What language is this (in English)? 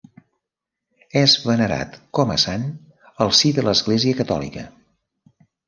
Catalan